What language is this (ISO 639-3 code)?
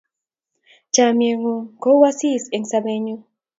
kln